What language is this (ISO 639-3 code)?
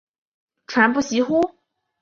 zho